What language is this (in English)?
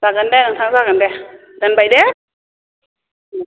Bodo